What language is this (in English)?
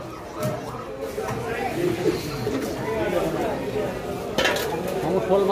Arabic